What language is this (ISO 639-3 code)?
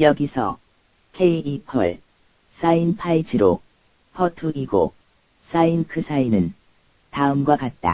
kor